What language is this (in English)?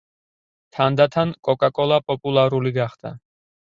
Georgian